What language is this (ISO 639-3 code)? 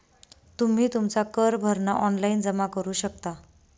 mar